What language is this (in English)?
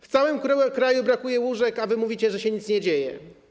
Polish